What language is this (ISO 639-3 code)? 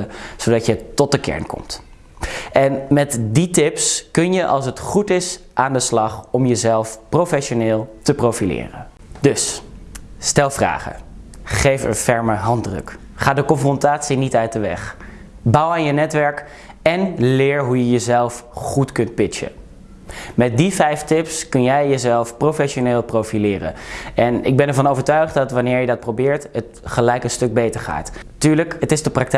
nld